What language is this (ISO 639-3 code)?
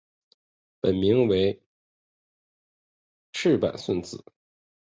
zho